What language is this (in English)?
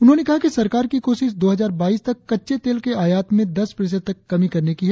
Hindi